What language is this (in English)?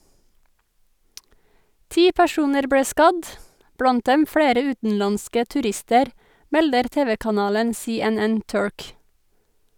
Norwegian